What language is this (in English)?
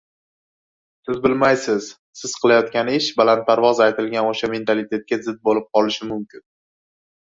Uzbek